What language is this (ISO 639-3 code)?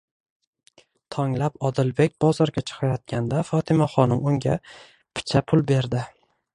uzb